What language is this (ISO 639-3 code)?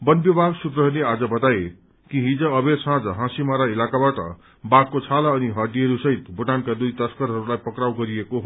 nep